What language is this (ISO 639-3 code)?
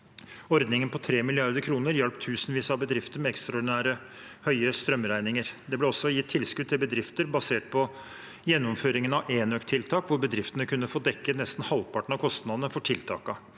nor